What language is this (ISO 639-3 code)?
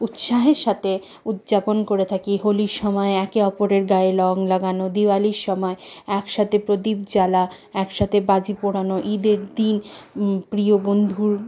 ben